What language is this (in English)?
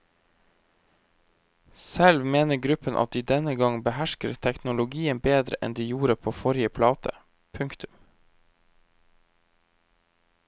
Norwegian